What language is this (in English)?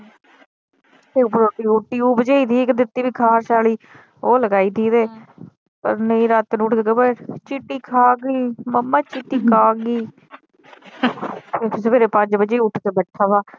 Punjabi